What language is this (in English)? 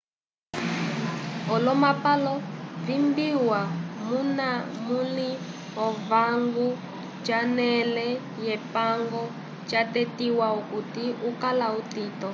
Umbundu